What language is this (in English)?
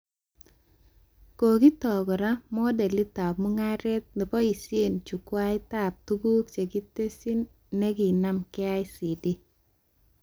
Kalenjin